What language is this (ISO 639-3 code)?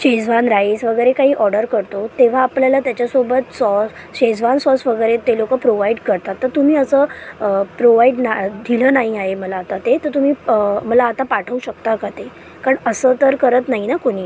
mar